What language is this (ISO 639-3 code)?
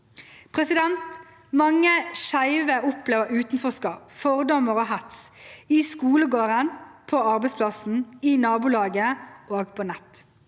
nor